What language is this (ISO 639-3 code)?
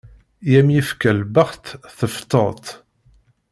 kab